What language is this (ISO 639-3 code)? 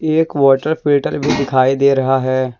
hin